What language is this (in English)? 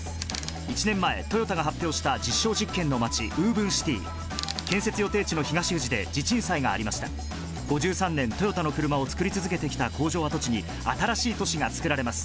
Japanese